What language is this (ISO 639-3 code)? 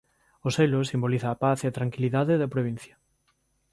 glg